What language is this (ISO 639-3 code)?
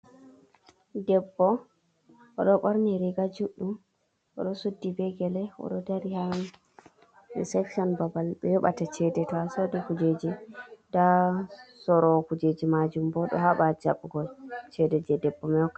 ful